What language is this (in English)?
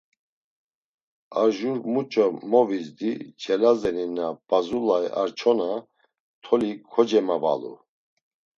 Laz